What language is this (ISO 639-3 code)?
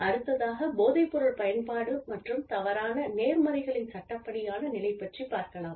tam